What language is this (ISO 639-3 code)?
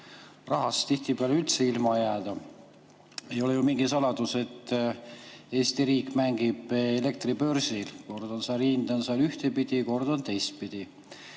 est